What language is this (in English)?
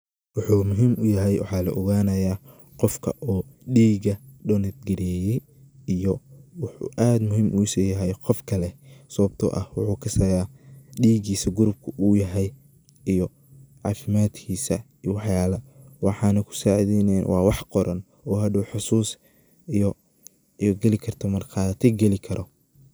Somali